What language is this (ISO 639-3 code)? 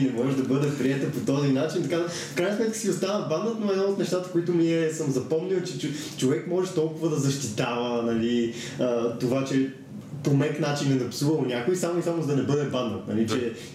bul